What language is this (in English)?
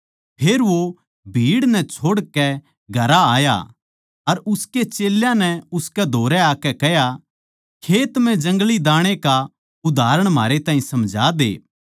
Haryanvi